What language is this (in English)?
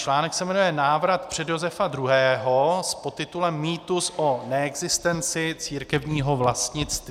Czech